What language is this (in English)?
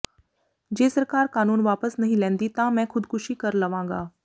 Punjabi